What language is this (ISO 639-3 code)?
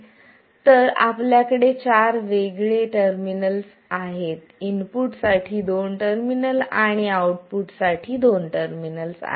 mar